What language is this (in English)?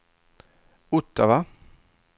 Swedish